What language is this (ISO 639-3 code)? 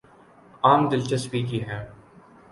urd